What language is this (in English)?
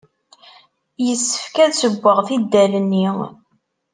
Kabyle